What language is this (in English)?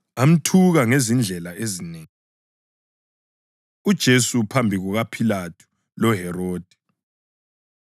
North Ndebele